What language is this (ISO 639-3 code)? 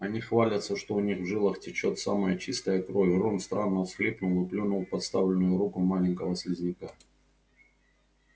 rus